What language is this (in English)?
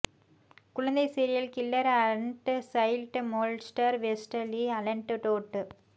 Tamil